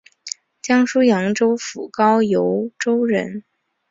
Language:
Chinese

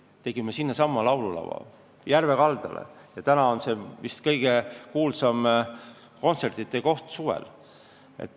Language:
Estonian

